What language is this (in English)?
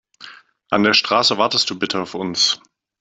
German